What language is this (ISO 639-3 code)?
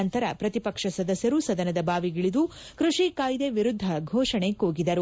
kan